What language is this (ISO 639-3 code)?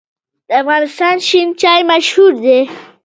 pus